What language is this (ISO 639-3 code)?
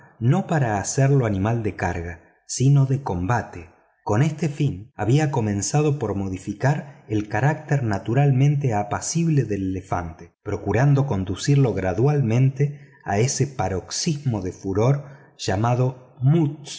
spa